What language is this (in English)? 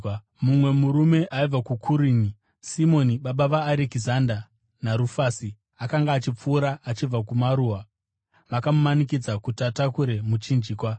Shona